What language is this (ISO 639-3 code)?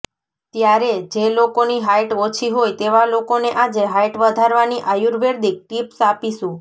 guj